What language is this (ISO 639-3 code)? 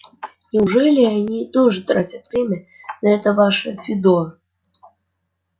rus